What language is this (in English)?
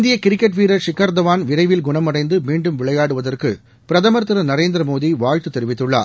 Tamil